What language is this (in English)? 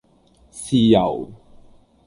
Cantonese